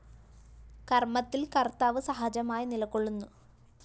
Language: Malayalam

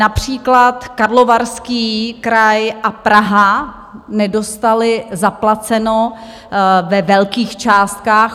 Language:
Czech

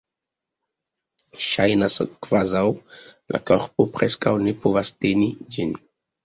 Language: Esperanto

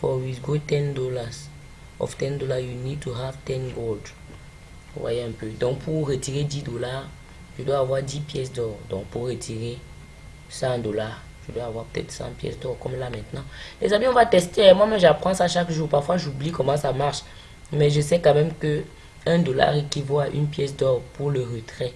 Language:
French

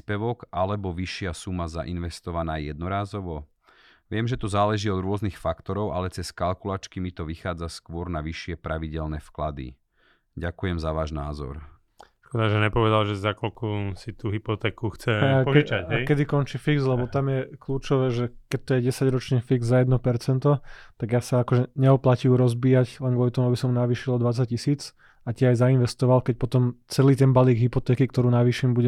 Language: Slovak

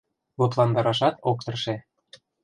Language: Mari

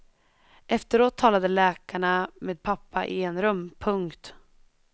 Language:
Swedish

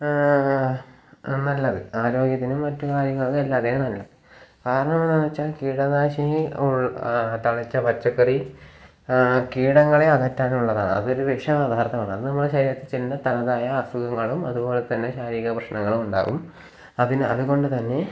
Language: Malayalam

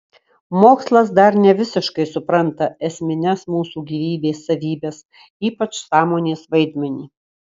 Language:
Lithuanian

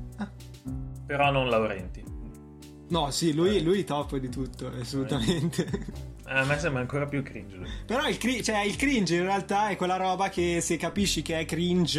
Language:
Italian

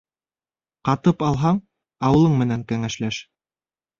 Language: Bashkir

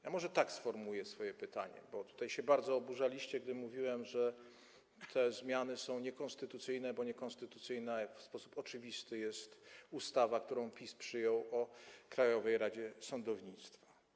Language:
Polish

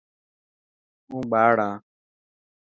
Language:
Dhatki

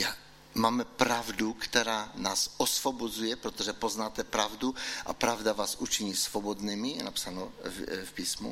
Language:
Czech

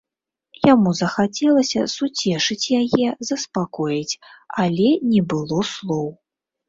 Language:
Belarusian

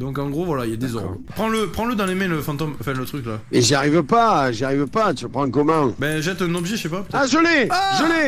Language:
French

